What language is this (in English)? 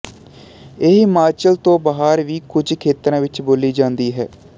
Punjabi